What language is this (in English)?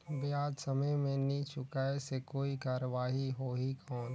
Chhattisgarhi